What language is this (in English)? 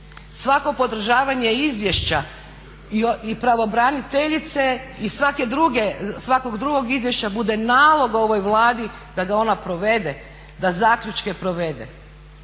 Croatian